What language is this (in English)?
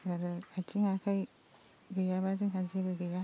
Bodo